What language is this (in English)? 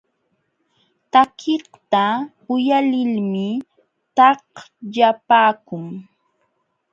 Jauja Wanca Quechua